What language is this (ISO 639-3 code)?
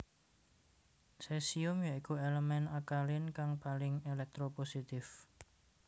jav